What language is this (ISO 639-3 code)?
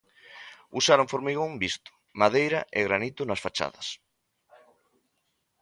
glg